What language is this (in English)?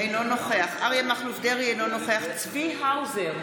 Hebrew